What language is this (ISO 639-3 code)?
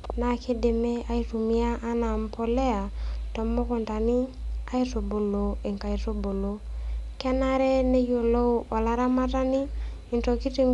mas